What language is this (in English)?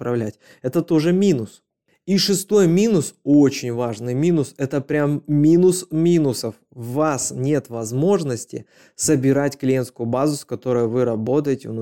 Russian